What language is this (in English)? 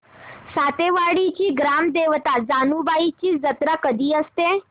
Marathi